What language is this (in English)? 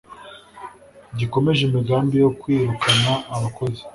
Kinyarwanda